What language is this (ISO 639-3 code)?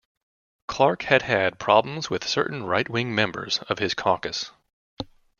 eng